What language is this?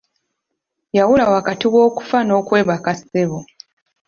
Ganda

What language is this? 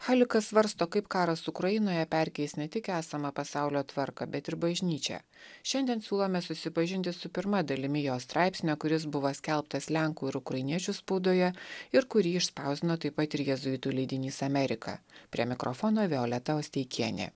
Lithuanian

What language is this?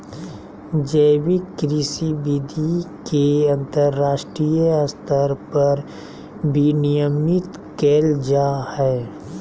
Magahi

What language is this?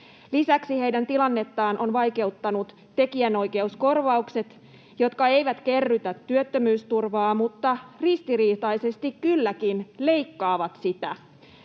Finnish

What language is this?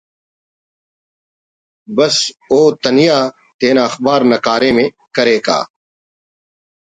Brahui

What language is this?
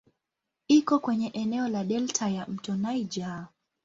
Swahili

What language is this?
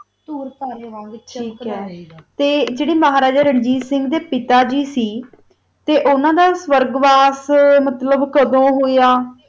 Punjabi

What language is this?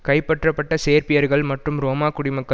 Tamil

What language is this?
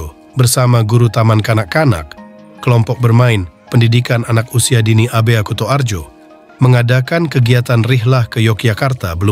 Indonesian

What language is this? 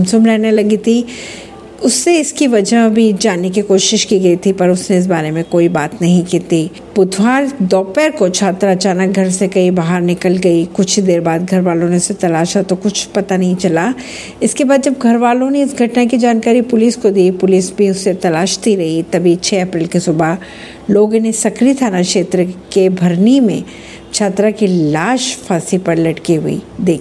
Hindi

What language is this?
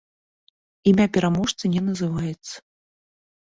Belarusian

